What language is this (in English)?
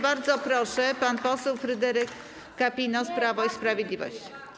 Polish